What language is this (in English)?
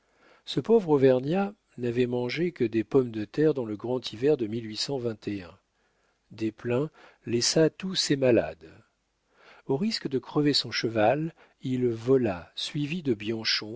French